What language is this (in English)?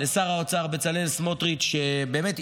Hebrew